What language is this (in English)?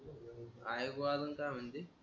Marathi